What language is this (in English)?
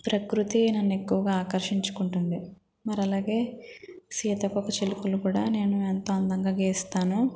Telugu